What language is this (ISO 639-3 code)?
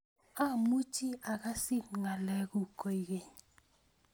kln